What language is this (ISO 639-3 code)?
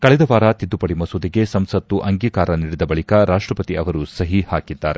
kan